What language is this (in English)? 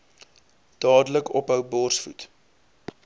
Afrikaans